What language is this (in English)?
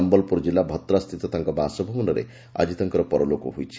Odia